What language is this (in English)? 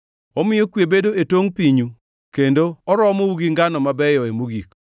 Luo (Kenya and Tanzania)